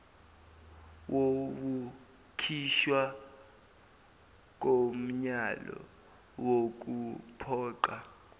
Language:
Zulu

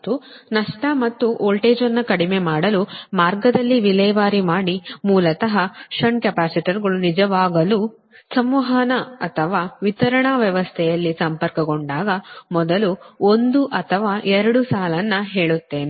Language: Kannada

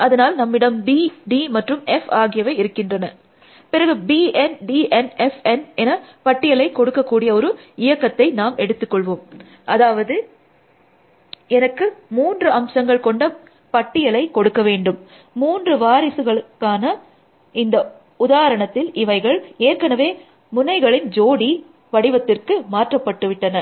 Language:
Tamil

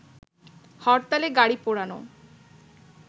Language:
Bangla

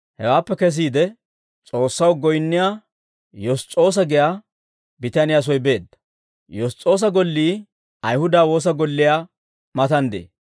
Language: Dawro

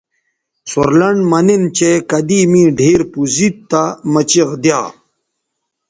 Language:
Bateri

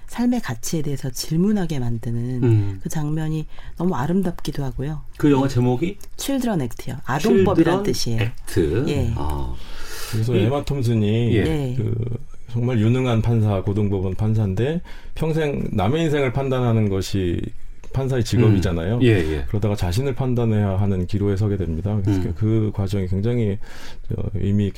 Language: Korean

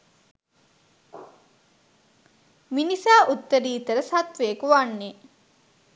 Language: Sinhala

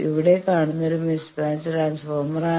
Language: Malayalam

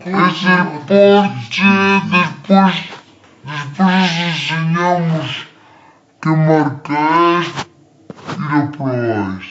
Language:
Spanish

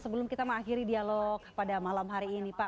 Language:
Indonesian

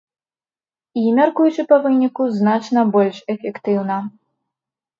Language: Belarusian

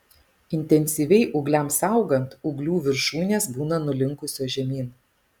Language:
Lithuanian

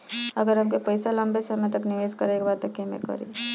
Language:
Bhojpuri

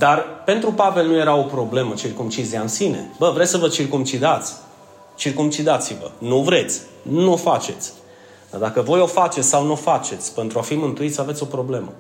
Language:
Romanian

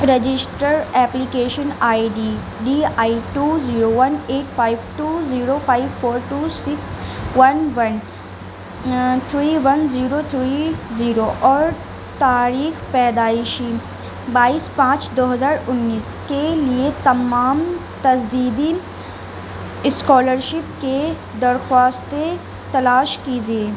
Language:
Urdu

